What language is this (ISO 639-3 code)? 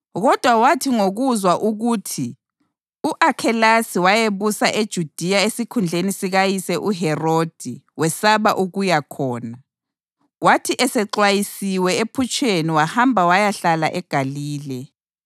nde